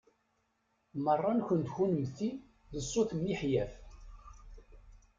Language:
Kabyle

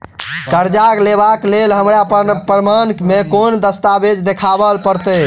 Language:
Maithili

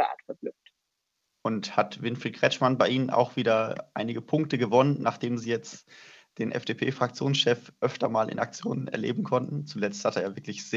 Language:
German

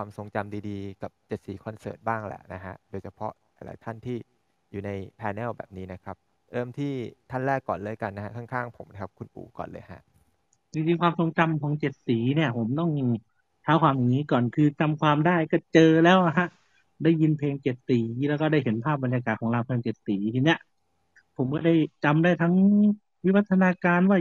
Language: Thai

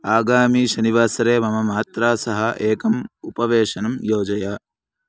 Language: Sanskrit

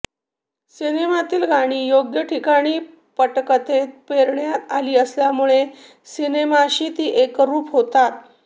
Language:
Marathi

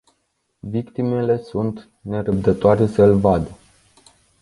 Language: Romanian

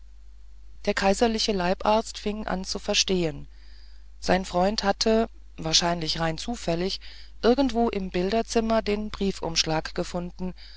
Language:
German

